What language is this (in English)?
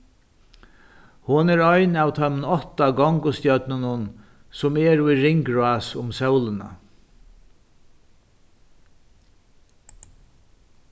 Faroese